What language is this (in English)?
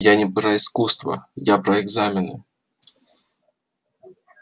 Russian